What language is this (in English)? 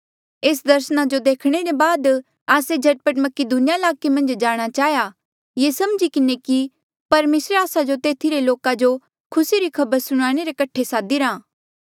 Mandeali